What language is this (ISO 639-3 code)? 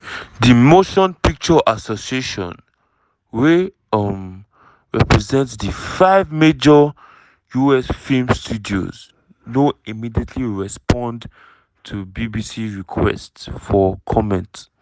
pcm